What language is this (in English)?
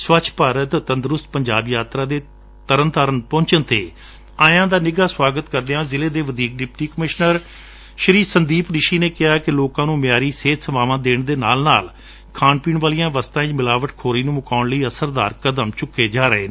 Punjabi